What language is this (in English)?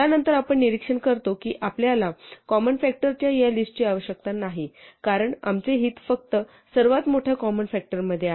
Marathi